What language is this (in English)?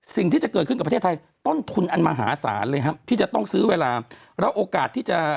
Thai